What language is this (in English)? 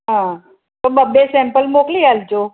Gujarati